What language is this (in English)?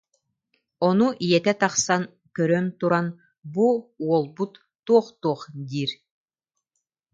Yakut